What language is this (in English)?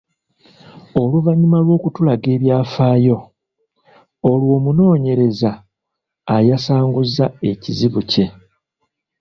Ganda